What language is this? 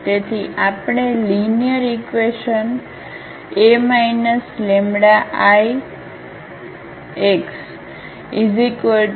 Gujarati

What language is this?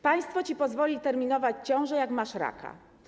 Polish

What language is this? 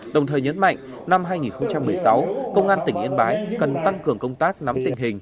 Vietnamese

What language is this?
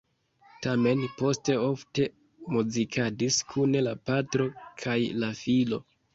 Esperanto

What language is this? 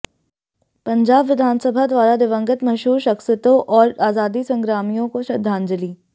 Hindi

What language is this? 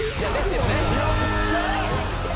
Japanese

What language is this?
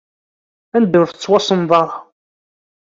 Kabyle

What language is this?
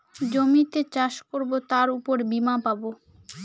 Bangla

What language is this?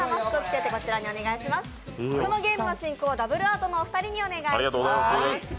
Japanese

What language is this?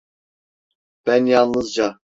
Turkish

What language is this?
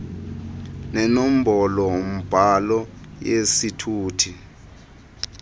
Xhosa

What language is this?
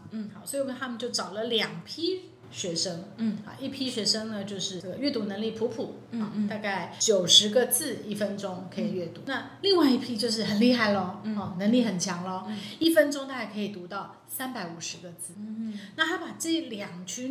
Chinese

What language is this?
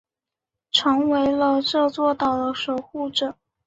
Chinese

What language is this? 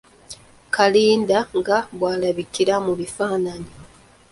Ganda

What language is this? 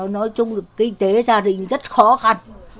Vietnamese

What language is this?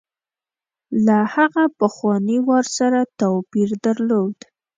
Pashto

